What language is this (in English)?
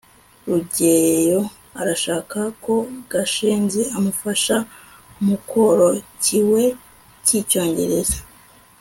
Kinyarwanda